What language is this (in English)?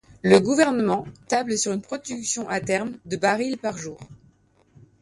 French